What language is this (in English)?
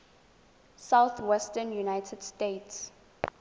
Tswana